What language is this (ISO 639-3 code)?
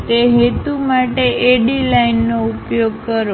guj